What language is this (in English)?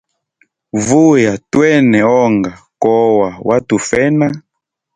Hemba